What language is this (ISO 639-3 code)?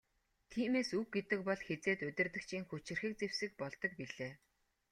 mon